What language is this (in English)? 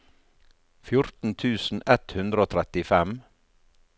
Norwegian